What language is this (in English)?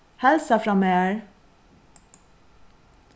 Faroese